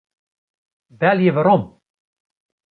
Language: Western Frisian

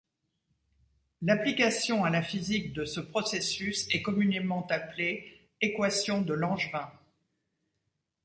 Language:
French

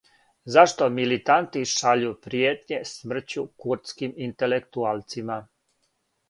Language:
Serbian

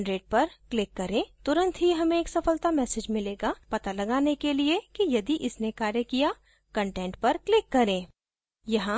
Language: Hindi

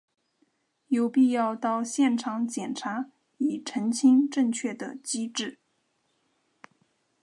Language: Chinese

